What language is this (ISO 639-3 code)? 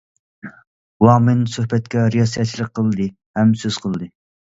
uig